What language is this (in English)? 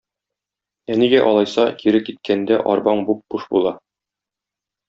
Tatar